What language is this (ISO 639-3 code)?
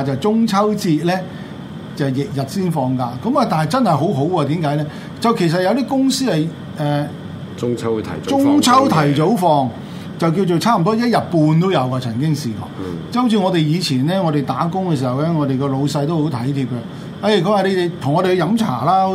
zho